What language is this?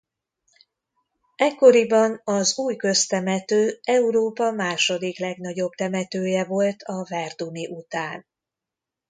Hungarian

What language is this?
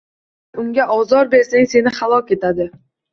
Uzbek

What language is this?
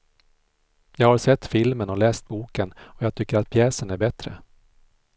Swedish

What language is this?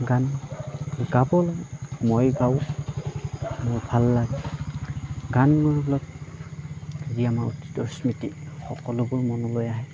Assamese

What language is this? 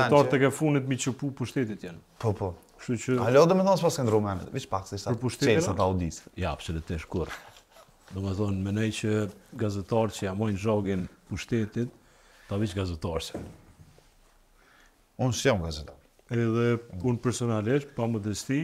Romanian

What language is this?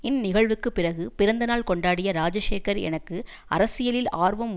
Tamil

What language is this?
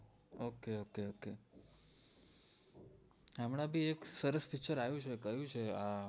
Gujarati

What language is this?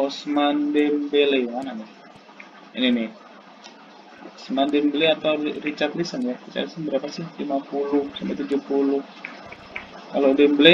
Indonesian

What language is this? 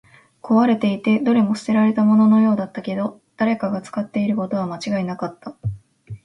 Japanese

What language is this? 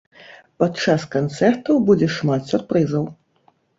Belarusian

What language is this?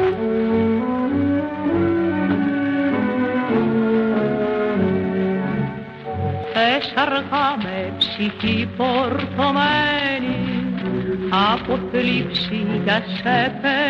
Greek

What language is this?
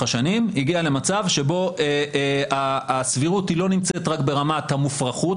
Hebrew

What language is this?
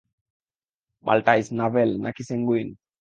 Bangla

